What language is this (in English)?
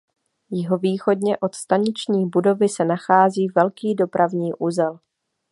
Czech